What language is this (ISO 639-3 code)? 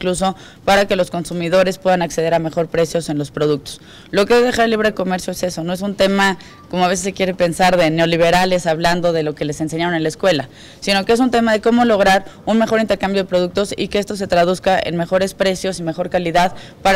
spa